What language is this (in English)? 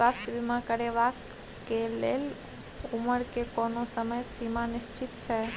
Maithili